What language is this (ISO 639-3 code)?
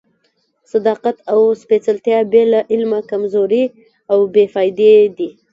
pus